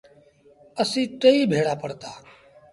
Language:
Sindhi Bhil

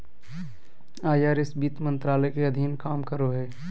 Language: Magahi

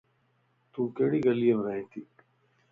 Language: Lasi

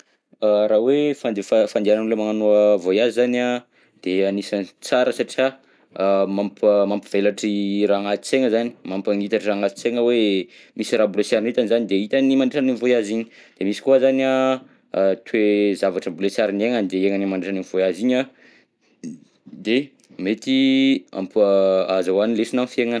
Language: Southern Betsimisaraka Malagasy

